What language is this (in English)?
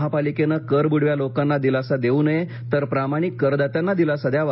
Marathi